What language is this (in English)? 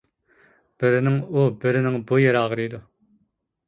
Uyghur